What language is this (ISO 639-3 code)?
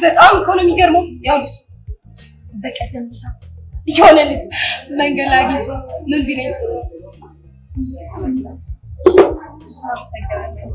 amh